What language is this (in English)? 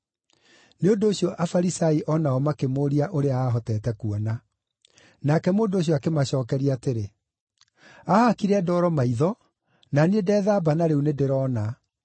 Kikuyu